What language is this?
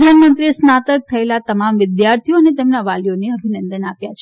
Gujarati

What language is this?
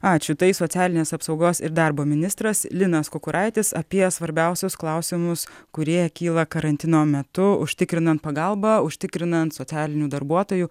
Lithuanian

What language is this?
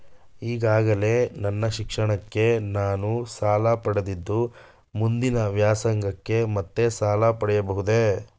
Kannada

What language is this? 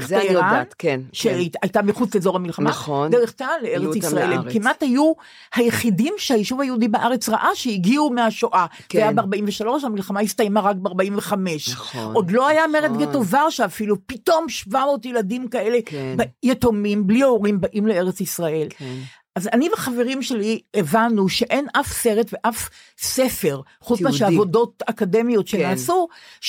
Hebrew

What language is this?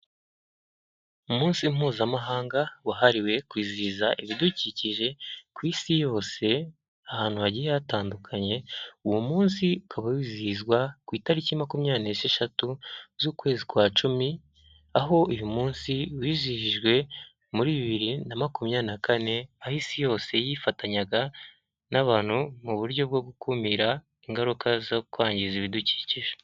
Kinyarwanda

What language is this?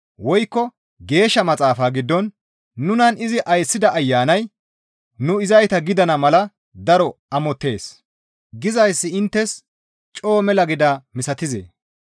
Gamo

